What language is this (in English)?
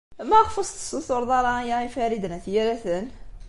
Kabyle